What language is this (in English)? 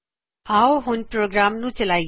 Punjabi